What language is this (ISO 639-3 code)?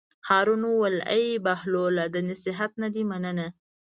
pus